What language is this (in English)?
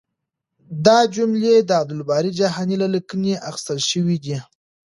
Pashto